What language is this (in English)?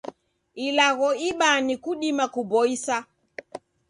Taita